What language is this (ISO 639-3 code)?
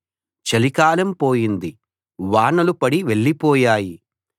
tel